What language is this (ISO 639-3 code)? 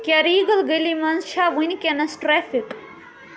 kas